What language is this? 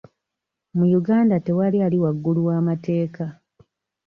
Ganda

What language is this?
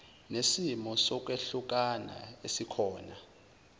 Zulu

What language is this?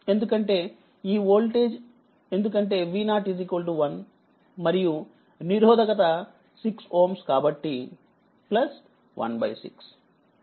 Telugu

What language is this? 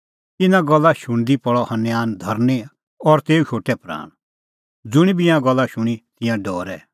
Kullu Pahari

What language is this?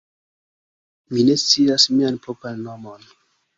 Esperanto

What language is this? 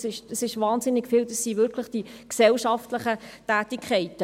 Swiss German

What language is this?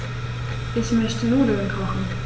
German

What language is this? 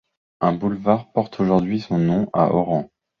French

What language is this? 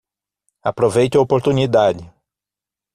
Portuguese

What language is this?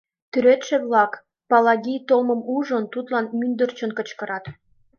Mari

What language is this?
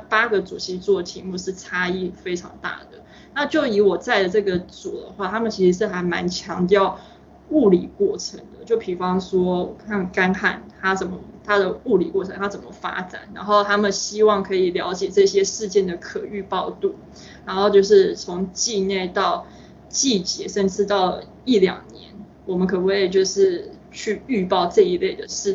Chinese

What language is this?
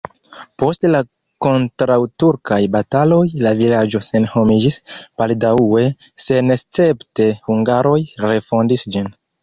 Esperanto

